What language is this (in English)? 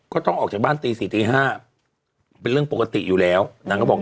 Thai